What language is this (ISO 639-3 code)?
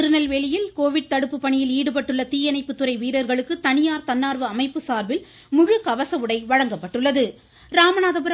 tam